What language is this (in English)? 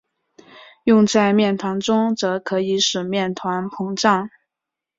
Chinese